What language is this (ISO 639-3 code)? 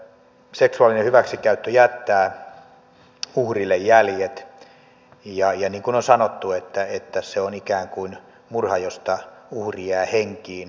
fin